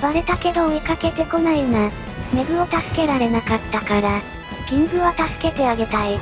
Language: Japanese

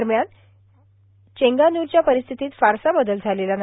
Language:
Marathi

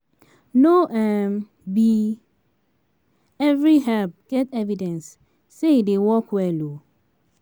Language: Nigerian Pidgin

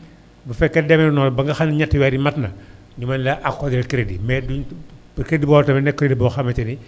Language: Wolof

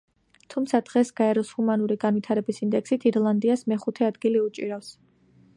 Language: Georgian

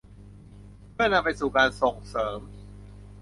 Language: Thai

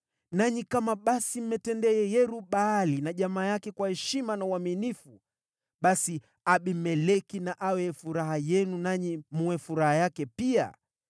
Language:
Swahili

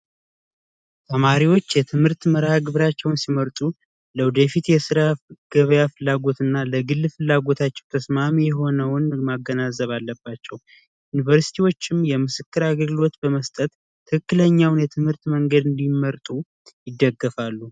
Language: Amharic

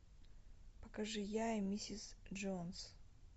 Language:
Russian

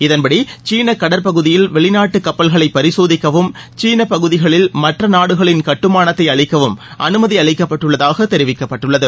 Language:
Tamil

